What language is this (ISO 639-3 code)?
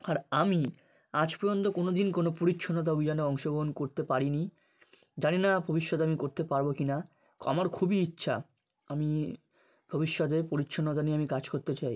ben